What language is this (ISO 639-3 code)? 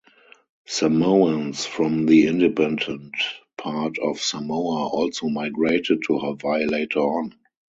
eng